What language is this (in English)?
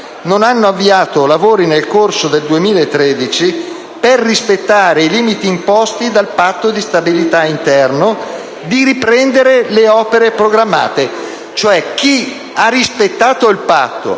Italian